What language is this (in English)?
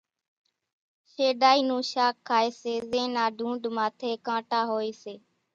Kachi Koli